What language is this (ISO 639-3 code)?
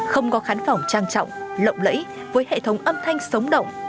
vie